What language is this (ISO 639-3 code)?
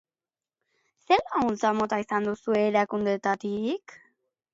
eus